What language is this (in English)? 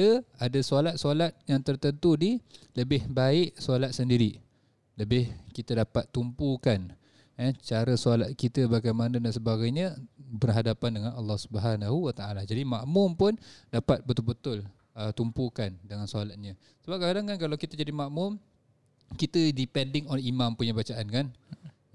Malay